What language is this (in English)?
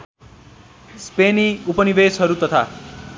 Nepali